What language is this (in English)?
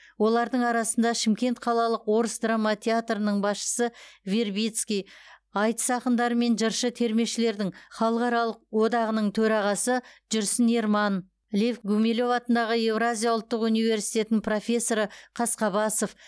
Kazakh